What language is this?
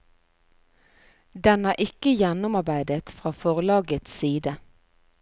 Norwegian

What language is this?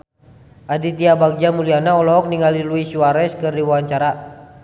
Sundanese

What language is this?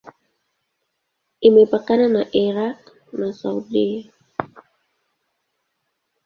Swahili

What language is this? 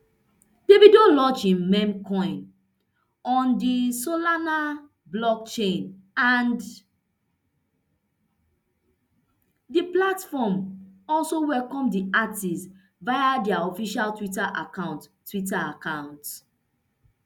Nigerian Pidgin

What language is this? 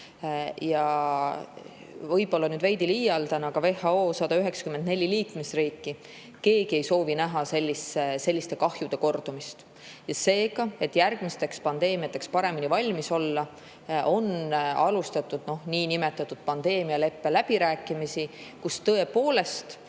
Estonian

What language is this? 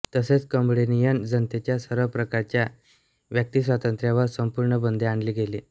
Marathi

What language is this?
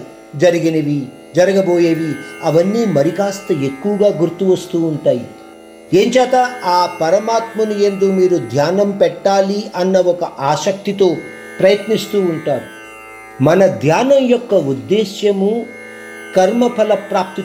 Hindi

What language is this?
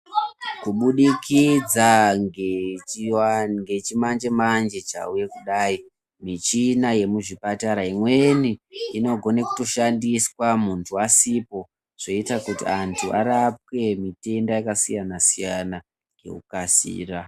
Ndau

